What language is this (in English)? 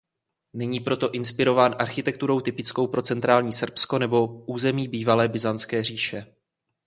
Czech